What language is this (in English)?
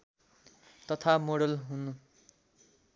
Nepali